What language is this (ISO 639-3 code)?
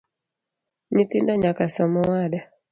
luo